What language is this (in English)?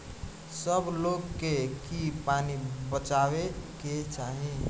Bhojpuri